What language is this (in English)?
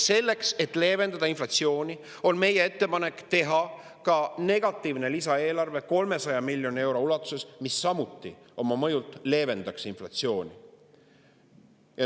Estonian